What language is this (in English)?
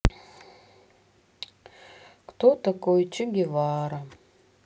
Russian